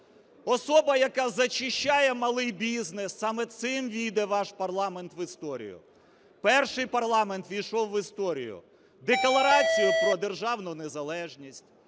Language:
Ukrainian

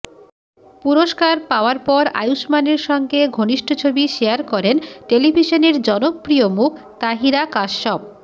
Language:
Bangla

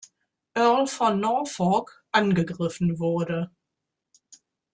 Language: German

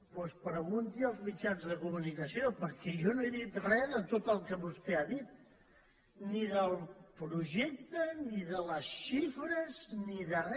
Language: Catalan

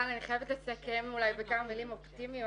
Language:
Hebrew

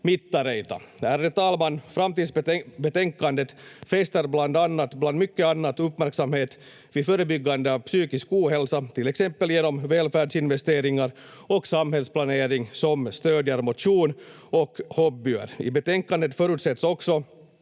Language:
Finnish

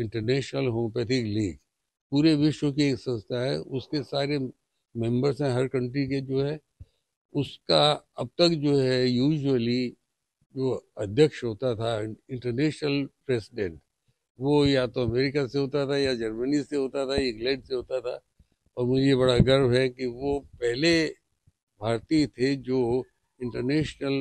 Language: Hindi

